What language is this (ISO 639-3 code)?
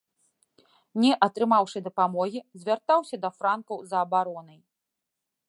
bel